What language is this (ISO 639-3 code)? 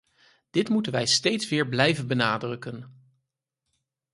nld